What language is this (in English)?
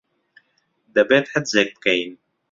Central Kurdish